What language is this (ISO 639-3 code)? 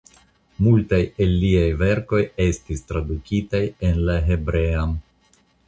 epo